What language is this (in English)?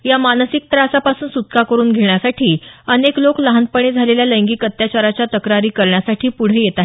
Marathi